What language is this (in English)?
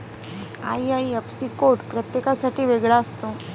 Marathi